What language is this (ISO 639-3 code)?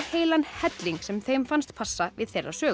isl